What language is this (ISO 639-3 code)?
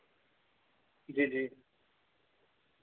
doi